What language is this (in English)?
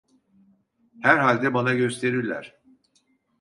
Turkish